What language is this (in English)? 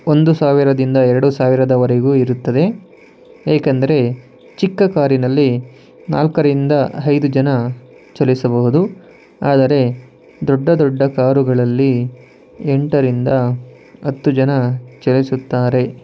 Kannada